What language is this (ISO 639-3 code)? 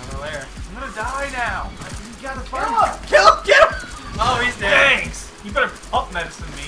eng